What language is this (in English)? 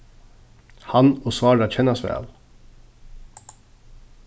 Faroese